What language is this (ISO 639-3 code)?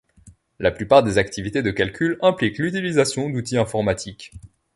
fra